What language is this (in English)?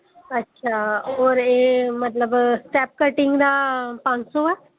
Dogri